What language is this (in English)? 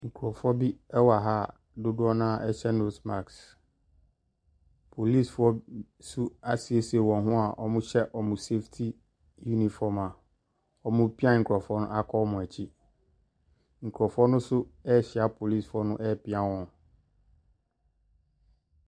Akan